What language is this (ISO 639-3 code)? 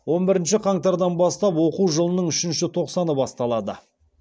kaz